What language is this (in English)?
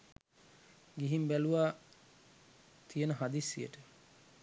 Sinhala